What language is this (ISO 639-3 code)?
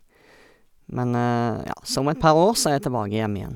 nor